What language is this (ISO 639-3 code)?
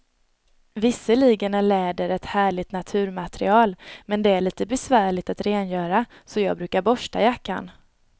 swe